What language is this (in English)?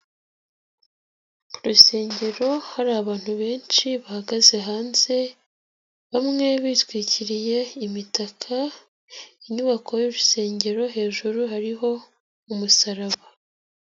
Kinyarwanda